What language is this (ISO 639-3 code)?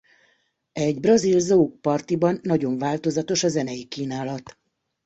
hun